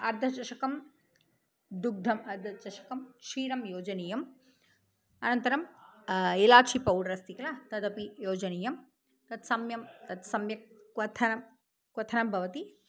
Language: Sanskrit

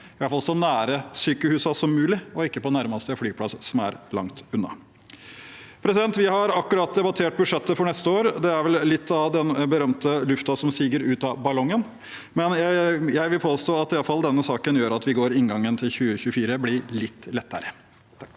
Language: Norwegian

